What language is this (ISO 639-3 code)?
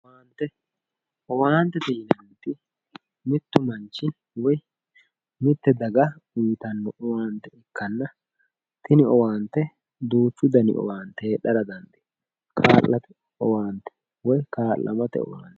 sid